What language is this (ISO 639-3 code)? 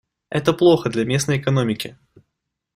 rus